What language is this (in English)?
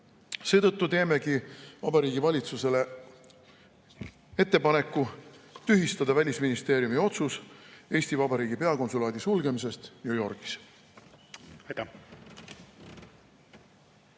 Estonian